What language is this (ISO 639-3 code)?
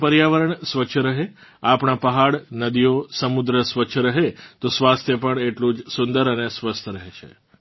guj